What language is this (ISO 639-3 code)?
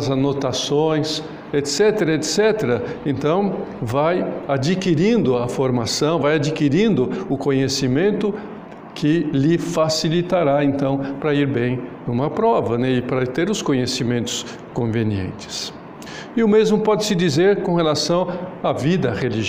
por